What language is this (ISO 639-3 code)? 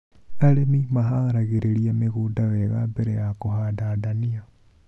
kik